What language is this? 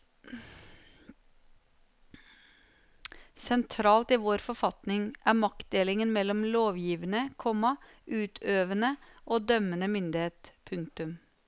Norwegian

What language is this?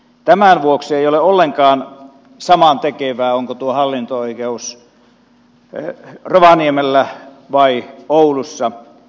Finnish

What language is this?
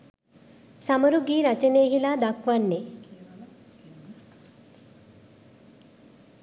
Sinhala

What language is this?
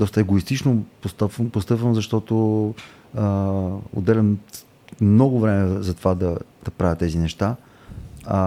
Bulgarian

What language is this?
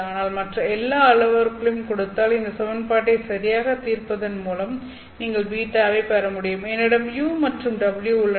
Tamil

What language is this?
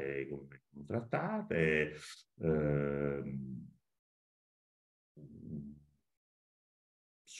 Italian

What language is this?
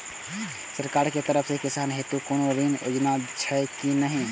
Maithili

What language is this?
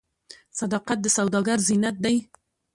Pashto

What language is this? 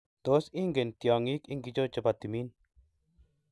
Kalenjin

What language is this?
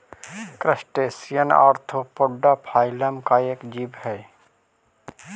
Magahi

